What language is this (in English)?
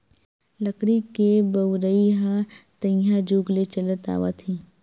Chhattisgarhi